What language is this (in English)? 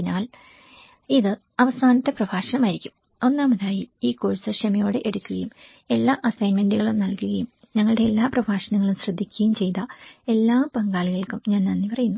Malayalam